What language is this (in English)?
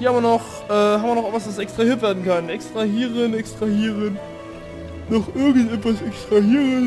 German